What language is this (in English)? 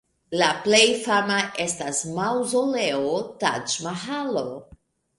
Esperanto